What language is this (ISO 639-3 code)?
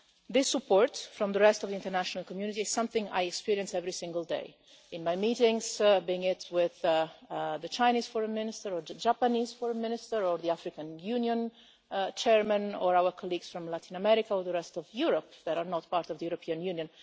eng